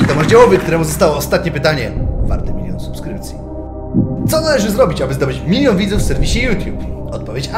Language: Polish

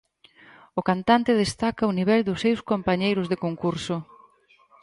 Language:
Galician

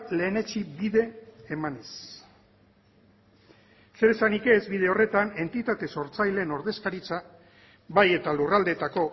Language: Basque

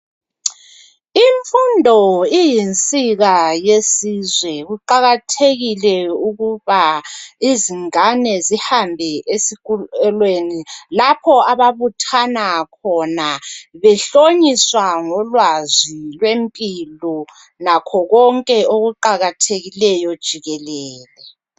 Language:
North Ndebele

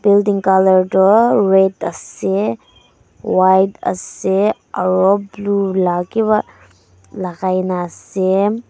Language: Naga Pidgin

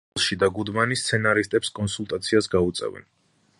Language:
Georgian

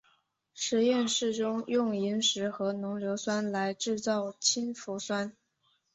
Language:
Chinese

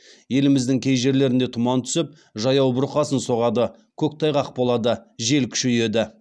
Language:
Kazakh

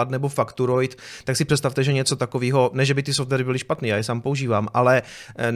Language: Czech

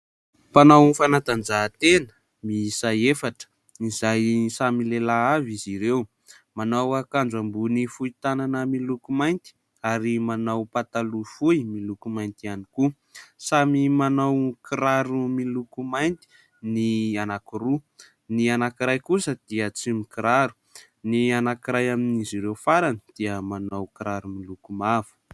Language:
Malagasy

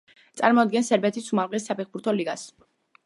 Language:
Georgian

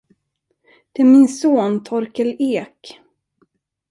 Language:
Swedish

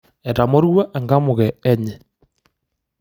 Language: Masai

